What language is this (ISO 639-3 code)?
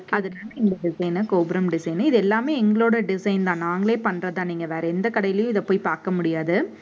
tam